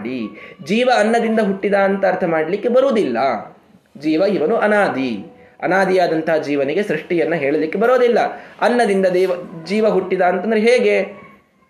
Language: Kannada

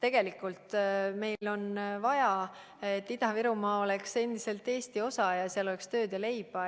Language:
Estonian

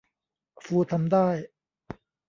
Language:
Thai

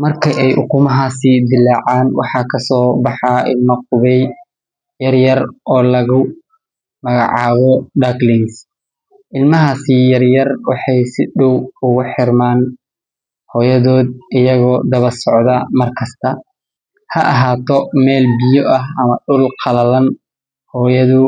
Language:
Somali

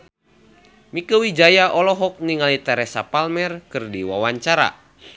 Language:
Sundanese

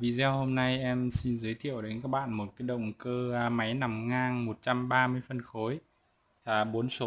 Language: Vietnamese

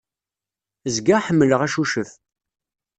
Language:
Kabyle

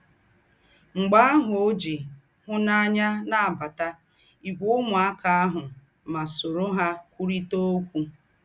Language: Igbo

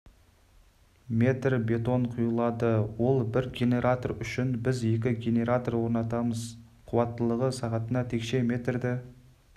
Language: Kazakh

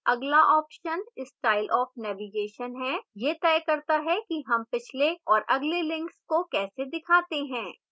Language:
Hindi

